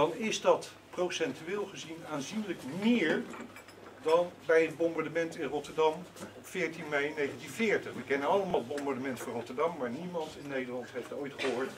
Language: Dutch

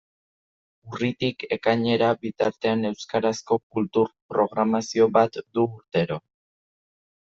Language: Basque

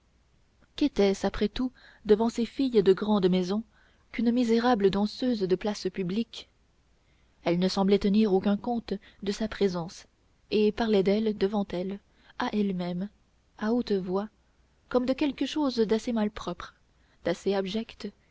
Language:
French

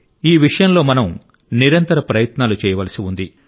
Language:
Telugu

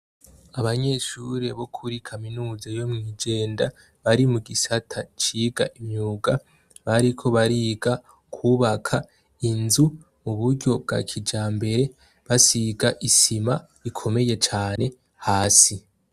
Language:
Rundi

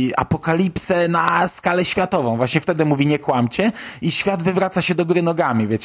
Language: Polish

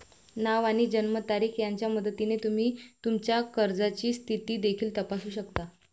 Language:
Marathi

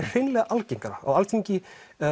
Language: Icelandic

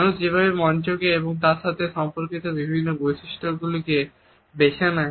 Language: Bangla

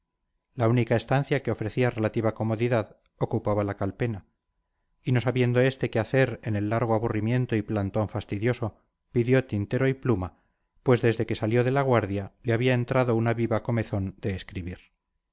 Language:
Spanish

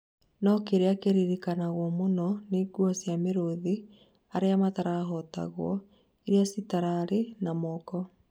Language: Kikuyu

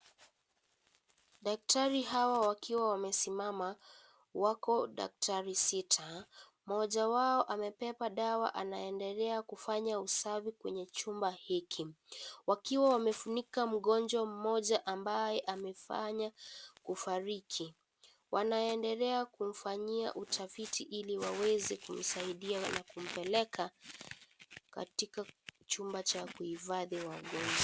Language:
Swahili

